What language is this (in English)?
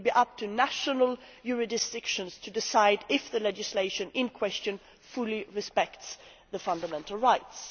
English